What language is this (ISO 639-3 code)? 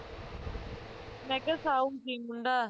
pan